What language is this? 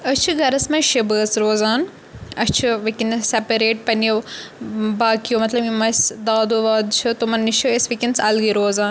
Kashmiri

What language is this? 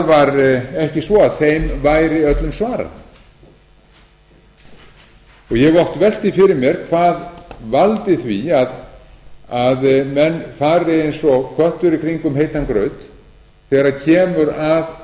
Icelandic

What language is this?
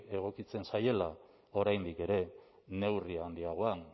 Basque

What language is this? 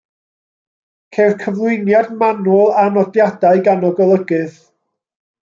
Welsh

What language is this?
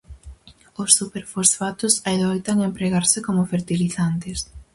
Galician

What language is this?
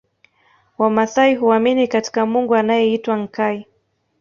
Swahili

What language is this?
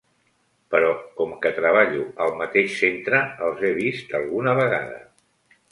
Catalan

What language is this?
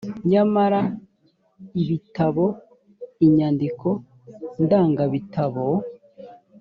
Kinyarwanda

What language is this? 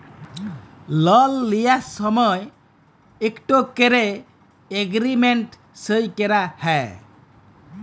Bangla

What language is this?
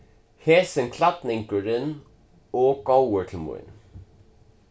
Faroese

